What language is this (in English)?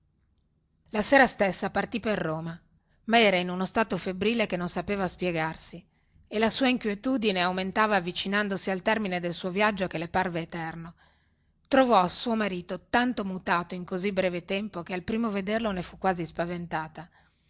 Italian